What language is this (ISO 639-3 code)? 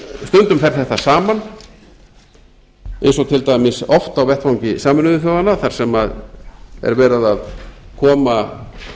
isl